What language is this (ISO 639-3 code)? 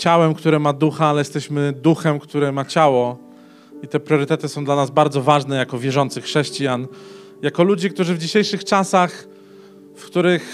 pol